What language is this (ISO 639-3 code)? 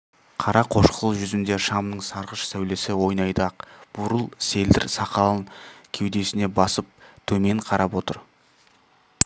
kaz